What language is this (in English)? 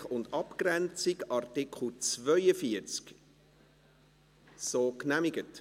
Swiss German